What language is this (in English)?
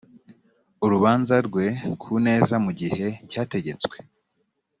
Kinyarwanda